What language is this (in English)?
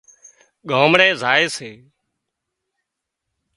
Wadiyara Koli